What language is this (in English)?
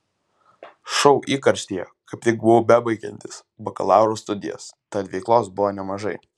Lithuanian